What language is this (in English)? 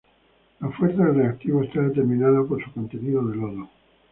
Spanish